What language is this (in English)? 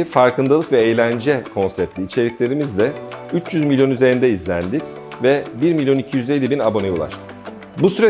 Turkish